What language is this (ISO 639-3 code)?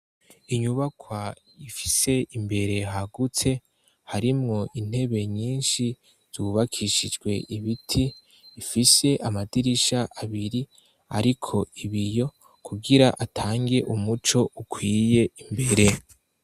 run